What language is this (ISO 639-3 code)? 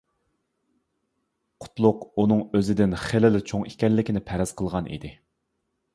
uig